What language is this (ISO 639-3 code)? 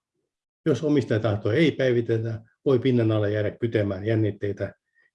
fin